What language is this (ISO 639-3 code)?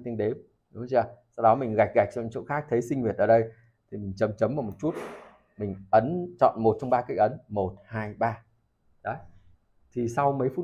vie